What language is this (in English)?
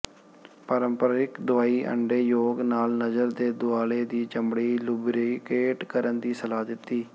Punjabi